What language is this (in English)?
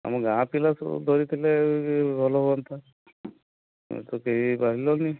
Odia